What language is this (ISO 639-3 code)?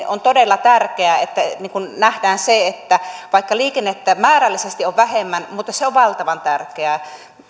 fin